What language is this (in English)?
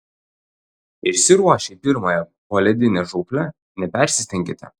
Lithuanian